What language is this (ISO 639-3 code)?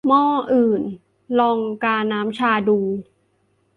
tha